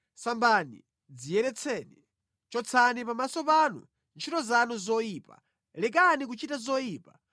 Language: Nyanja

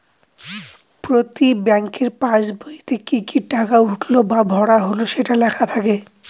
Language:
Bangla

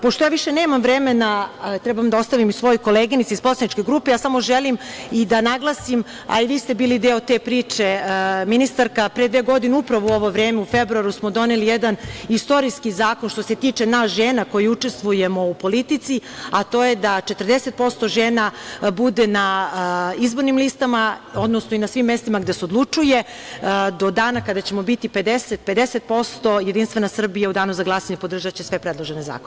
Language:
Serbian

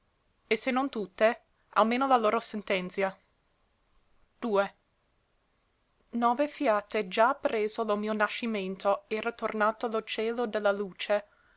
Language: Italian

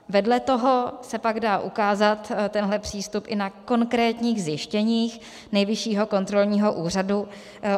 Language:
Czech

